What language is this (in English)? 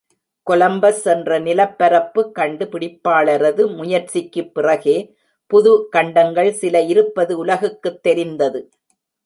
Tamil